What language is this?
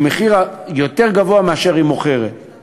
Hebrew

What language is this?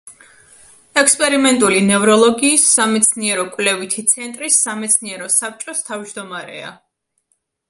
Georgian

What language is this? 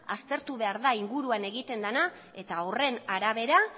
Basque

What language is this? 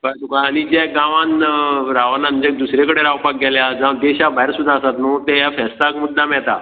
Konkani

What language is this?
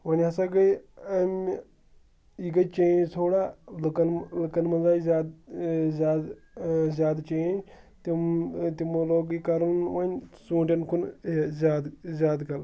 Kashmiri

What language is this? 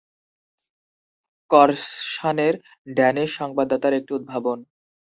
Bangla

